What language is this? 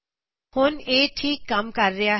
Punjabi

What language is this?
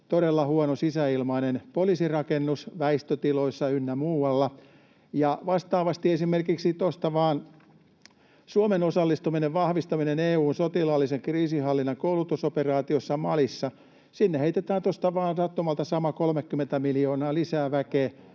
Finnish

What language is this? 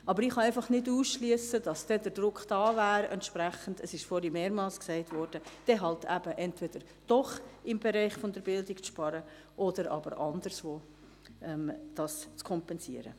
Swiss German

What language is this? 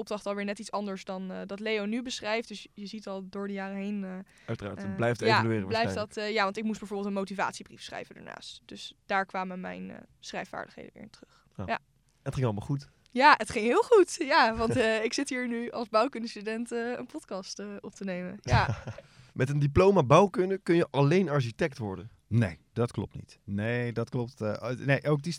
Dutch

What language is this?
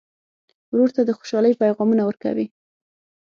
Pashto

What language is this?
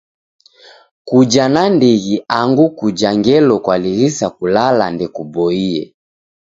Taita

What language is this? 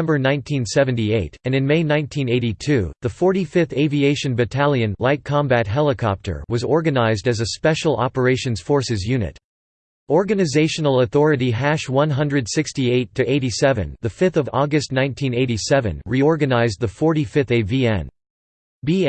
English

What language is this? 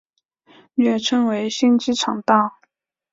Chinese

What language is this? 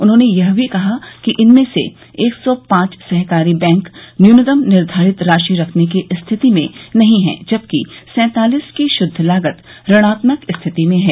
Hindi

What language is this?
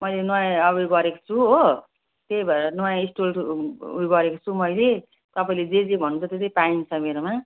Nepali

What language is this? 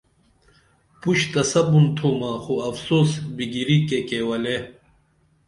Dameli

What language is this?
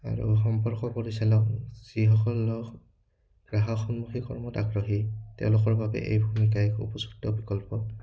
Assamese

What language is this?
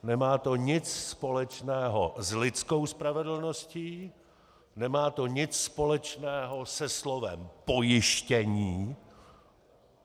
Czech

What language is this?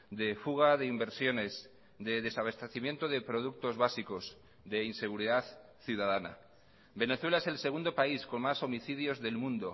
Spanish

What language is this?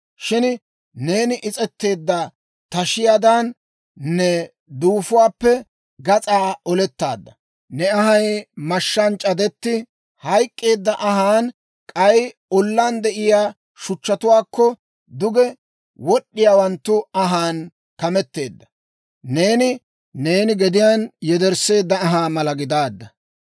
Dawro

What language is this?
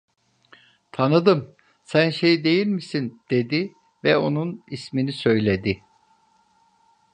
Turkish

